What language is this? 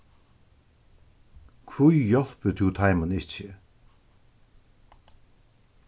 Faroese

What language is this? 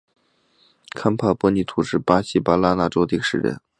Chinese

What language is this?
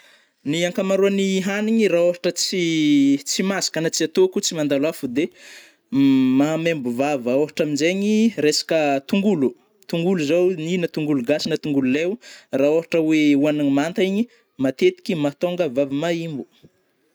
Northern Betsimisaraka Malagasy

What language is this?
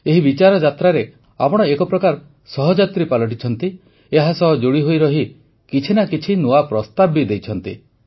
Odia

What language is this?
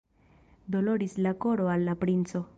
Esperanto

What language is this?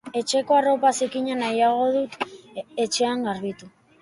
Basque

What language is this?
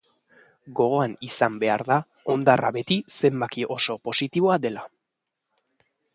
Basque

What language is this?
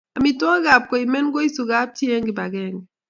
Kalenjin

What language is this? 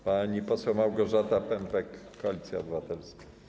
Polish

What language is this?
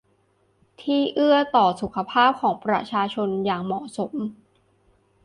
Thai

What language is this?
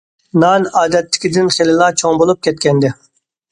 Uyghur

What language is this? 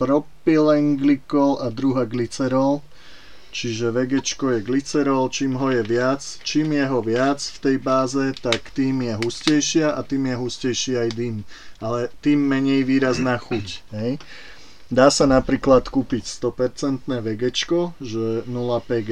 Slovak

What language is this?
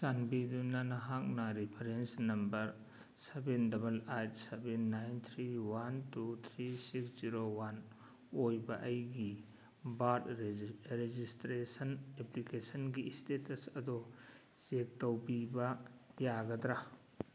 Manipuri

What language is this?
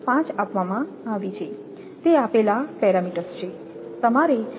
Gujarati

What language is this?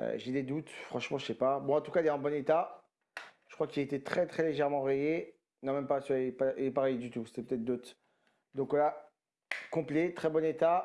French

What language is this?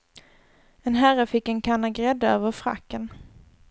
Swedish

